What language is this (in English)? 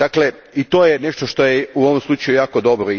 Croatian